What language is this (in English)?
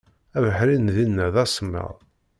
Kabyle